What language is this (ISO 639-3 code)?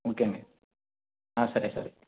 tel